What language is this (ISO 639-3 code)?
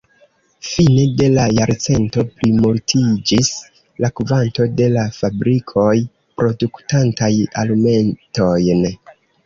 epo